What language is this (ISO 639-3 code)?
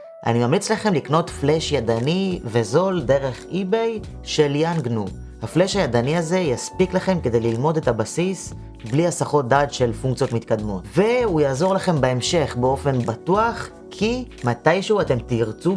heb